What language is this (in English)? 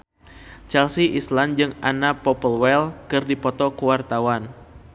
Sundanese